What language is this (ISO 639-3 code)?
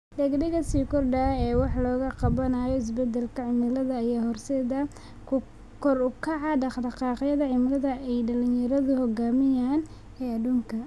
som